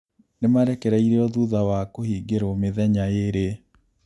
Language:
Kikuyu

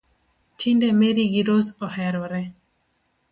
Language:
Luo (Kenya and Tanzania)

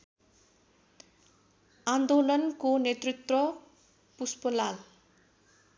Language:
Nepali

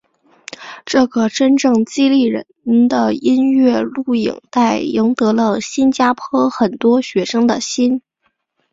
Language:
Chinese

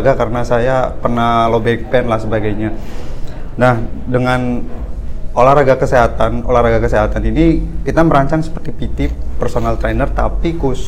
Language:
Indonesian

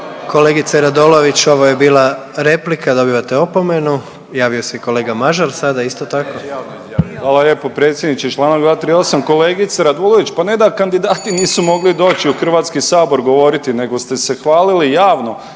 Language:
Croatian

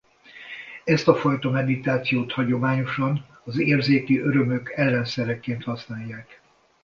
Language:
Hungarian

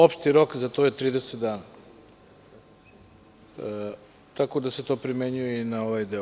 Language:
Serbian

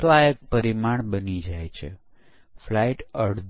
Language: Gujarati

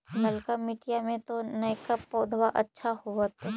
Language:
Magahi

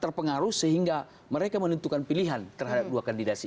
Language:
Indonesian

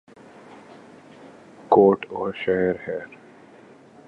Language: Urdu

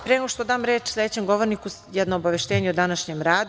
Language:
Serbian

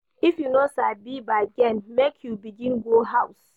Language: Nigerian Pidgin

